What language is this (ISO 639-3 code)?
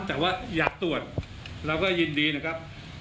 tha